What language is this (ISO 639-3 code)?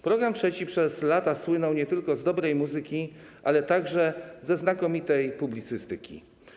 pol